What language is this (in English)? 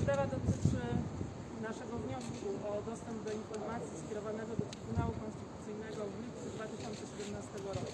Polish